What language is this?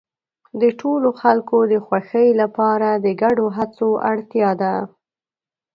Pashto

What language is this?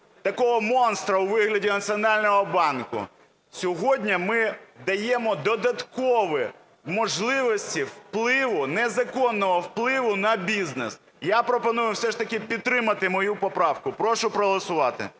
Ukrainian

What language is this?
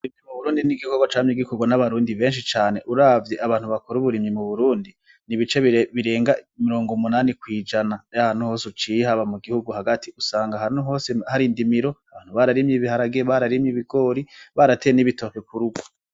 Rundi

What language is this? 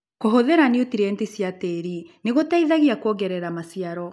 Kikuyu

